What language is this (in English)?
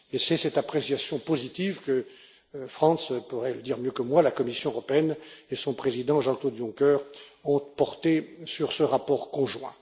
French